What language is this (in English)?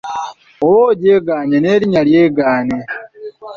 Ganda